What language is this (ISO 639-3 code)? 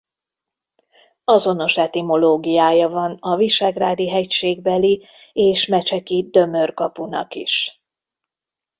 hun